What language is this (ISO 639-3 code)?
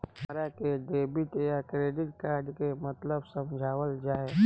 bho